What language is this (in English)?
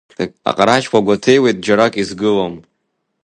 Abkhazian